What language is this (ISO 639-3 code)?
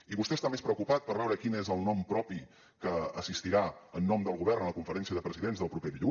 cat